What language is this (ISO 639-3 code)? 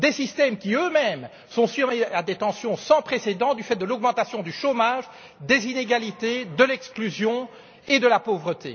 fra